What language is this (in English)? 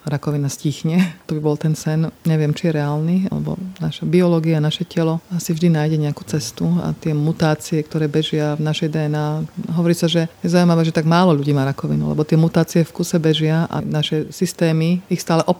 Slovak